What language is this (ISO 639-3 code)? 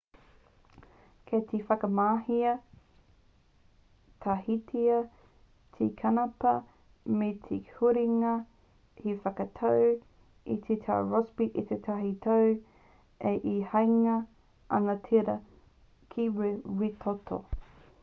mri